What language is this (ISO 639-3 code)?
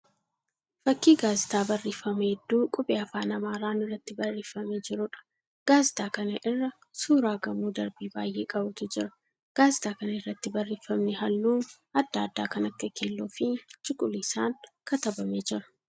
orm